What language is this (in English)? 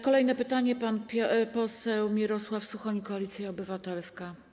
Polish